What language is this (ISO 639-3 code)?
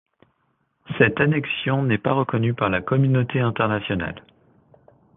fra